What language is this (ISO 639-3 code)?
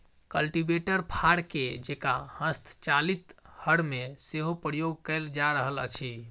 mai